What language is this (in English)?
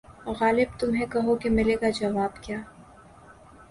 Urdu